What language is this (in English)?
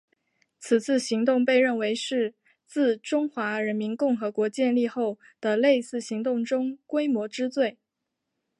Chinese